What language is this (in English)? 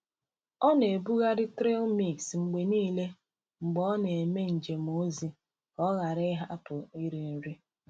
Igbo